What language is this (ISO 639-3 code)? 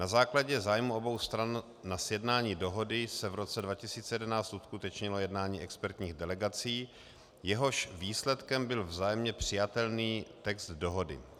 ces